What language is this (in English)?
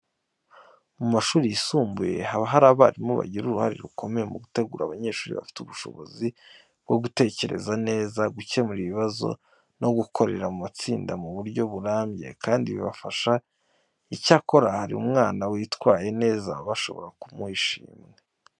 Kinyarwanda